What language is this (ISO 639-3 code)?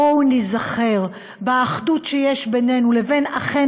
heb